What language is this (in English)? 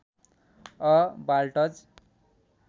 Nepali